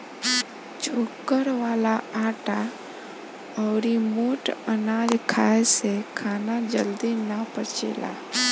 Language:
Bhojpuri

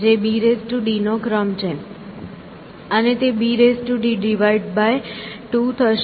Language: Gujarati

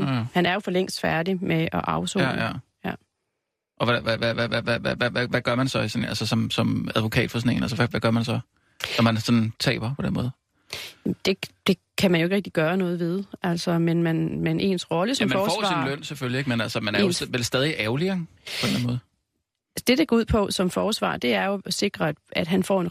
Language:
Danish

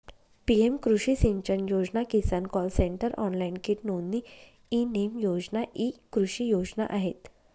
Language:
Marathi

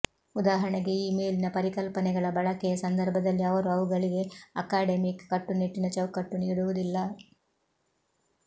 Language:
Kannada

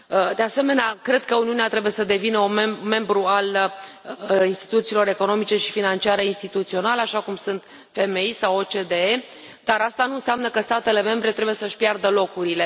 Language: Romanian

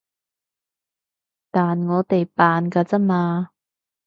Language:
Cantonese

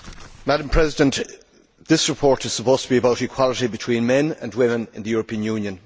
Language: English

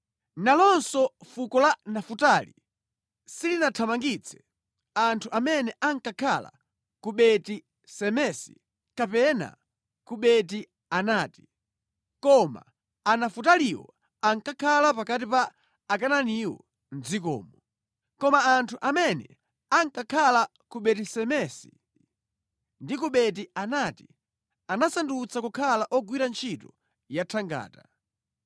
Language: Nyanja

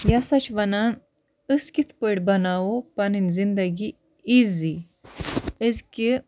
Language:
Kashmiri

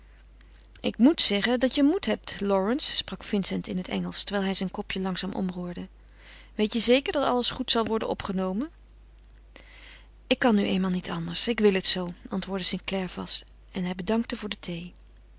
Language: Dutch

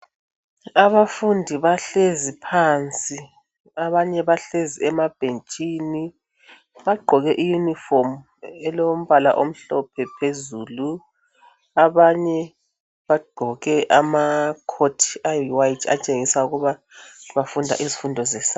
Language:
North Ndebele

